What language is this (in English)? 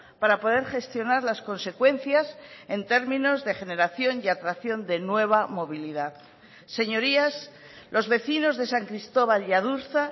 Spanish